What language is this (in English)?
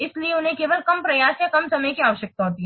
Hindi